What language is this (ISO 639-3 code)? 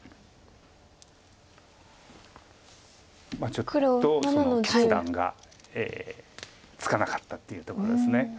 jpn